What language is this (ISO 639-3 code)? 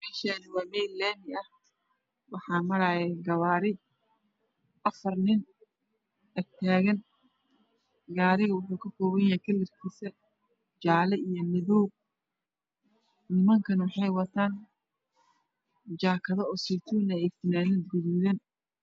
som